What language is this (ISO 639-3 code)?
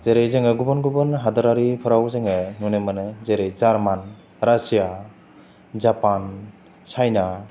brx